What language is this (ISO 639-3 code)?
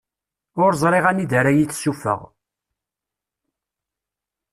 kab